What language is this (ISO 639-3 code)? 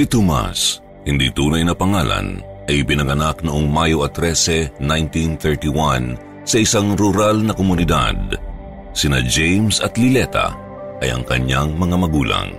fil